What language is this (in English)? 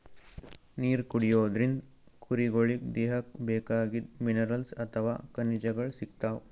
Kannada